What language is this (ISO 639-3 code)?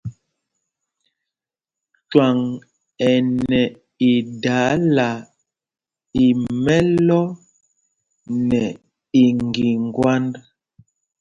mgg